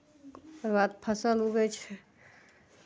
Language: Maithili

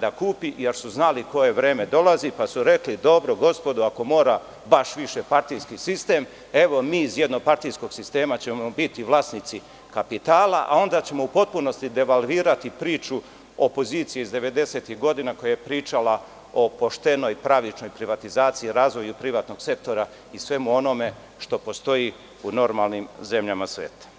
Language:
Serbian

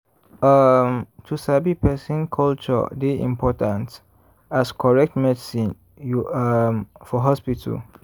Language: Nigerian Pidgin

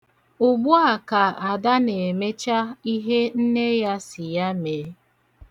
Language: Igbo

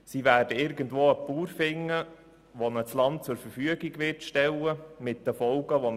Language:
Swiss German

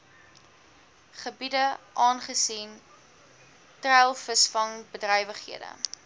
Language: Afrikaans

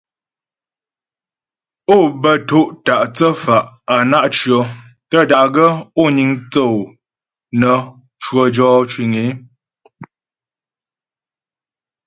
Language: Ghomala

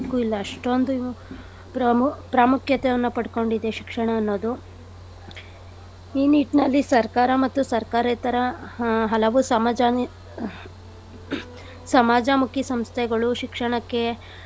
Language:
Kannada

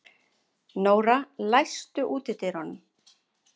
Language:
Icelandic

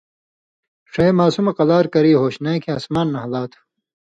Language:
Indus Kohistani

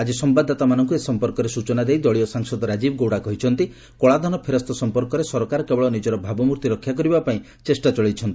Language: Odia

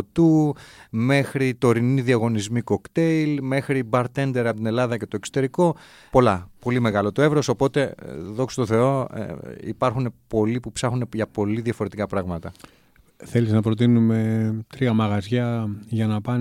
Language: Greek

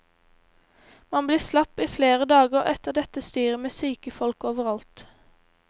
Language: Norwegian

